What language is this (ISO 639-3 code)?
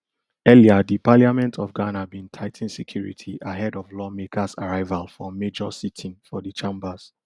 pcm